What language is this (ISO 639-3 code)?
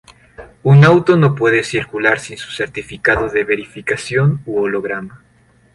spa